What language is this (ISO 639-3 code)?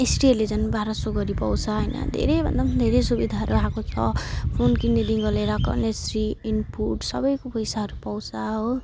nep